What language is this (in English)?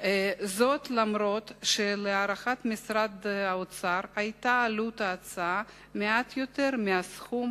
Hebrew